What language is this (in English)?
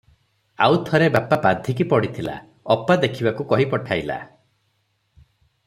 Odia